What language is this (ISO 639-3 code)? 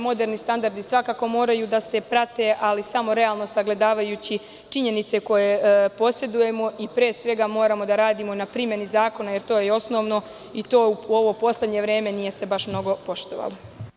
srp